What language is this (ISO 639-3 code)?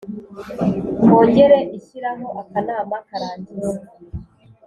kin